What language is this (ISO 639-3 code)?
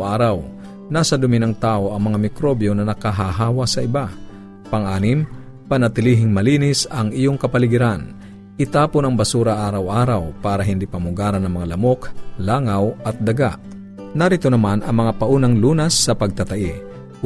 fil